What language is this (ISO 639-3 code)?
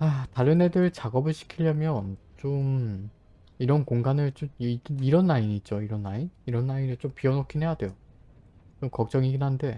kor